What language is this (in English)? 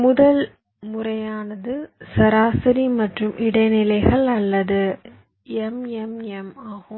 Tamil